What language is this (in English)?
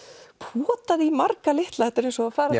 Icelandic